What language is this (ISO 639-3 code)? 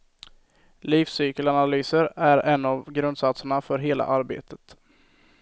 swe